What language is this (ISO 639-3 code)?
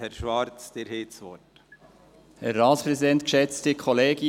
gsw